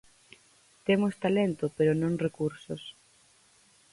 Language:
Galician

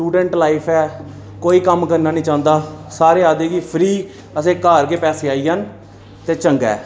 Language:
Dogri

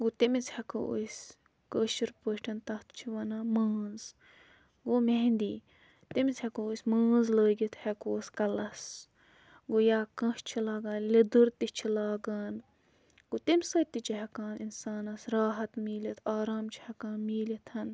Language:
Kashmiri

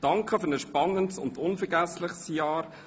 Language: Swiss German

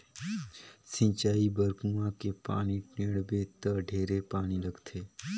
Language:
Chhattisgarhi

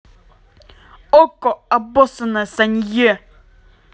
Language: Russian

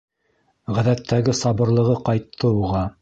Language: Bashkir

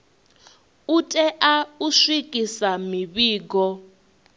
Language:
Venda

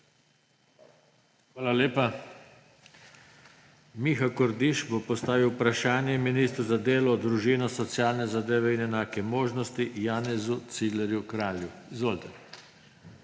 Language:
Slovenian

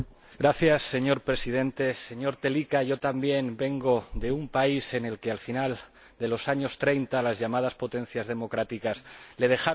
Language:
Spanish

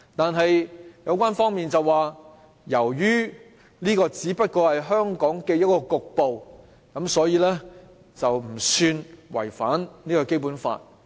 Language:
Cantonese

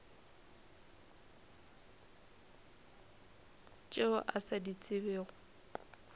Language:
Northern Sotho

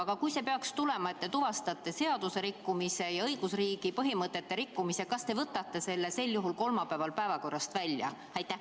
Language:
Estonian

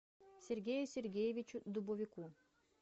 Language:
Russian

